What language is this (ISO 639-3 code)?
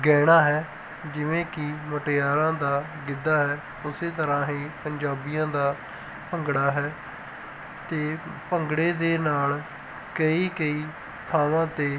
pan